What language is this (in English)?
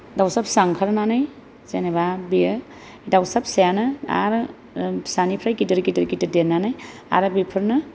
Bodo